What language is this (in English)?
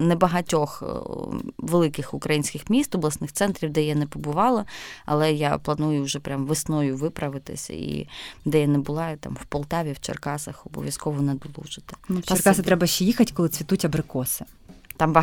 Ukrainian